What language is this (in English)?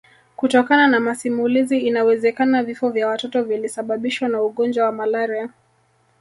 Swahili